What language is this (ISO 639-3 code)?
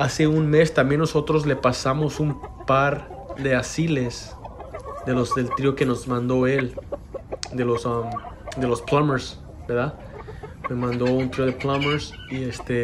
spa